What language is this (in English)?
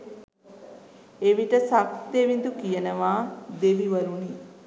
Sinhala